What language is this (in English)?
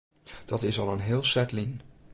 Western Frisian